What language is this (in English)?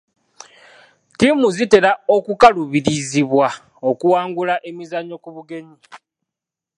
Ganda